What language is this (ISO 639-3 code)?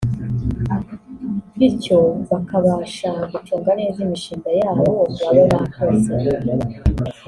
kin